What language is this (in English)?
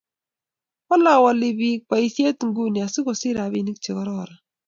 Kalenjin